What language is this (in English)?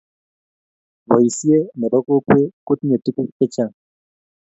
Kalenjin